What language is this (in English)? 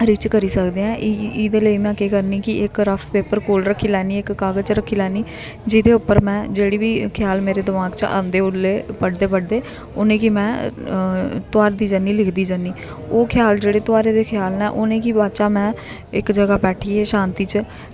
Dogri